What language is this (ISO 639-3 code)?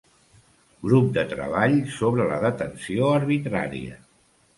cat